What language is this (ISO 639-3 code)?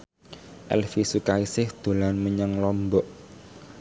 jav